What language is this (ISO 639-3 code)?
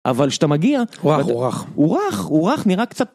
heb